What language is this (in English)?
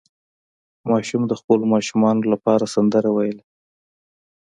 Pashto